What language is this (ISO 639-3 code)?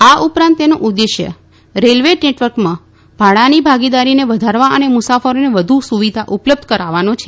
guj